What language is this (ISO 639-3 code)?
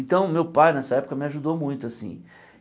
por